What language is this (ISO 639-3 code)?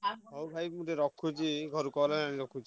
ori